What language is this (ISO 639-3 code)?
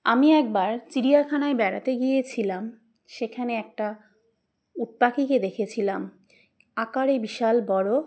ben